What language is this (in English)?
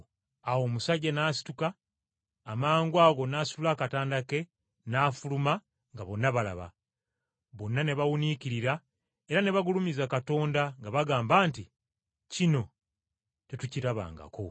Ganda